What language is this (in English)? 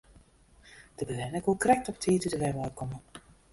Western Frisian